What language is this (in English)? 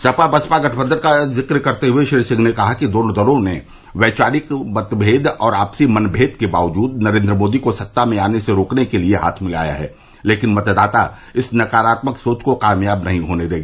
Hindi